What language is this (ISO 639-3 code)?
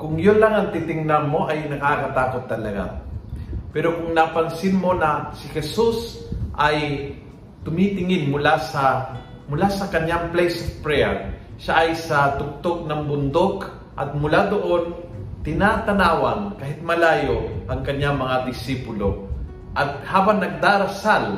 fil